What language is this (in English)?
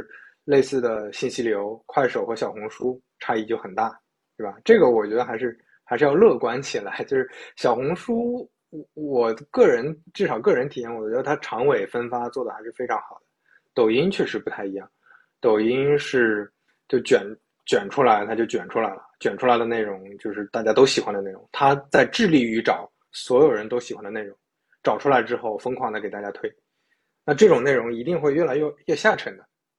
Chinese